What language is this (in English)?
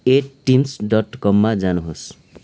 Nepali